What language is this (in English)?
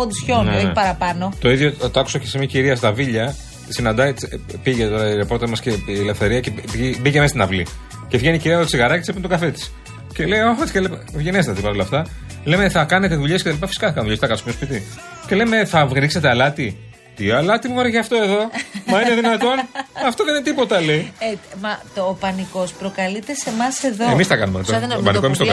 Greek